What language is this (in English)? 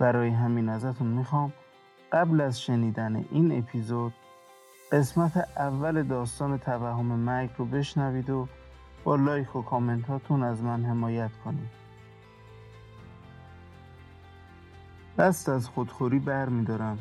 Persian